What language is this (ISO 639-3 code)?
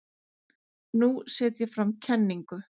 isl